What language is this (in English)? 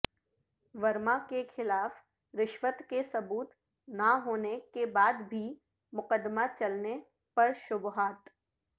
Urdu